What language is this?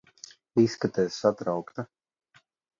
Latvian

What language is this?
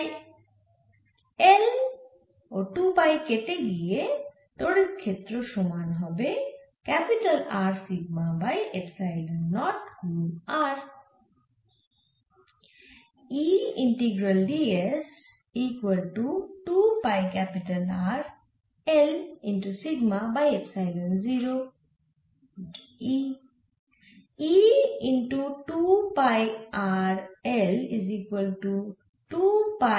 Bangla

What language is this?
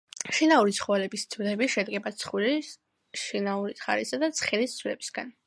Georgian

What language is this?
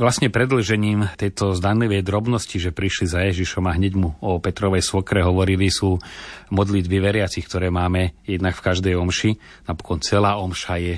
Slovak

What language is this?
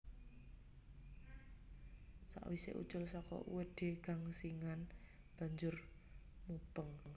Javanese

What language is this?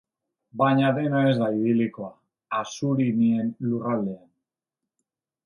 Basque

